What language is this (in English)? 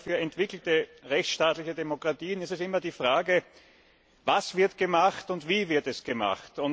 German